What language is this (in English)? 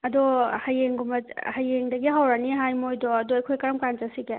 Manipuri